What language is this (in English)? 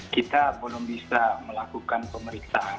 Indonesian